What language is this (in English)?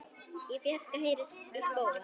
Icelandic